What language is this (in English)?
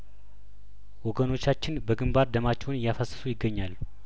Amharic